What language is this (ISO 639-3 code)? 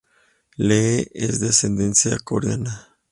spa